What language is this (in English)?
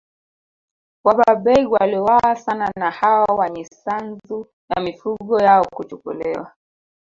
Swahili